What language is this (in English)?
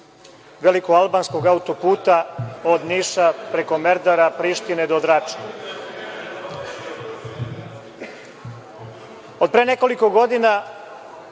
Serbian